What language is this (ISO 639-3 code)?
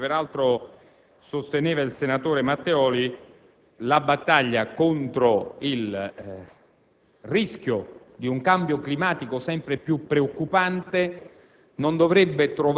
ita